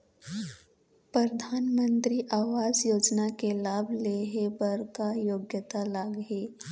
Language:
Chhattisgarhi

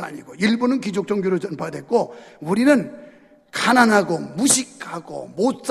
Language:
Korean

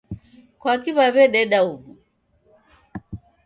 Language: Taita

